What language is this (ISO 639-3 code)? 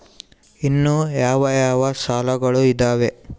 kan